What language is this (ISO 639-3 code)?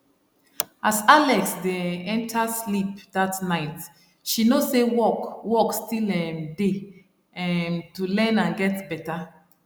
pcm